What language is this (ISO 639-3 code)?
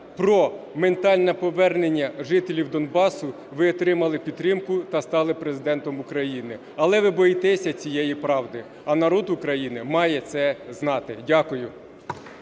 ukr